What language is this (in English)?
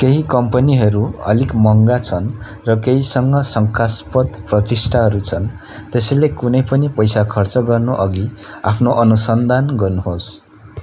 Nepali